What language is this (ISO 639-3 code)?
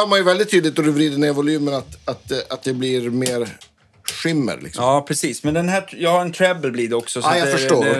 swe